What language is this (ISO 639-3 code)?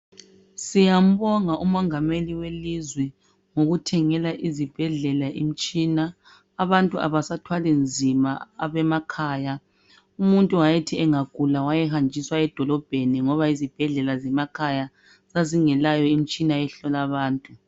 nde